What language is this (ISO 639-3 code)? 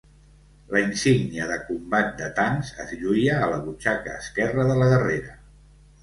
cat